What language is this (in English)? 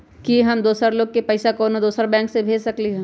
Magahi